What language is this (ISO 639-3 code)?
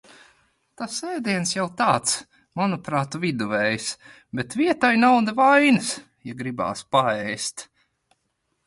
lav